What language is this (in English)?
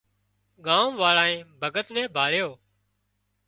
Wadiyara Koli